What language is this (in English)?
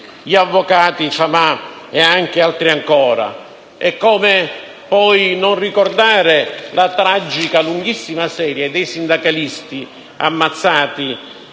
Italian